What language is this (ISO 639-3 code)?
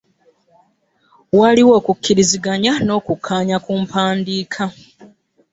lug